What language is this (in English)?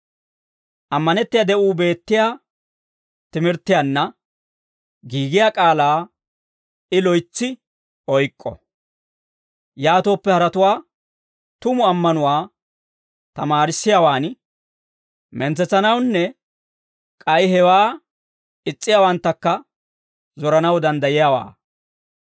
Dawro